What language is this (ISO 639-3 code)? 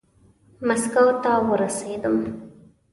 pus